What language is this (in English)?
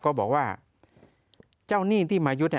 Thai